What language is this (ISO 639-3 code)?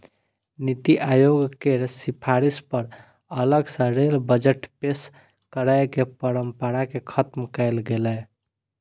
mai